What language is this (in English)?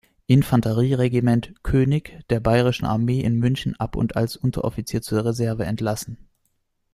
German